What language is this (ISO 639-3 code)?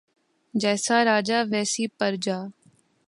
urd